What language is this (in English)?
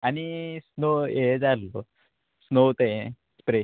Konkani